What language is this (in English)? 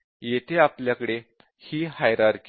Marathi